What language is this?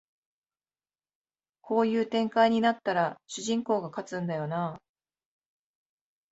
Japanese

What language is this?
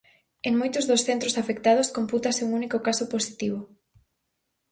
Galician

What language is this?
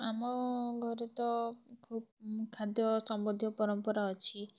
Odia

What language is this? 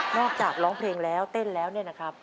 Thai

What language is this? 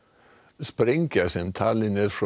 Icelandic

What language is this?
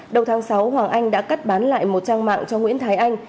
Vietnamese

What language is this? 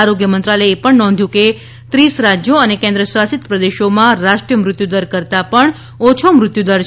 Gujarati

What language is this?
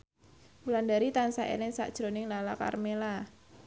Javanese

